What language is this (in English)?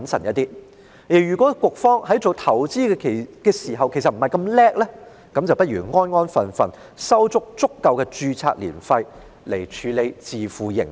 Cantonese